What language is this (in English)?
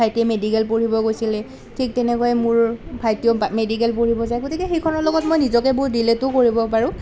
Assamese